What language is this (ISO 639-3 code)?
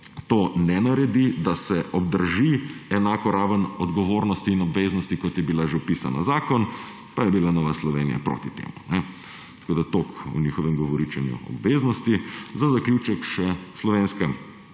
slv